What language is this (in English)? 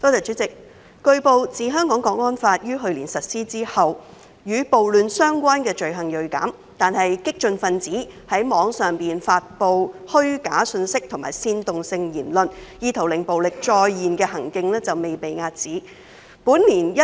Cantonese